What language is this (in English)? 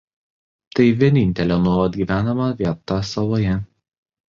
Lithuanian